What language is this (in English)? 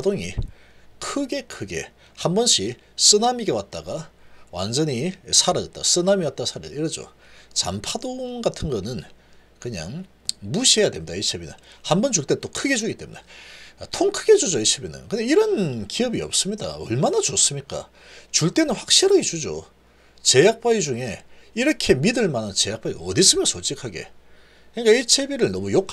Korean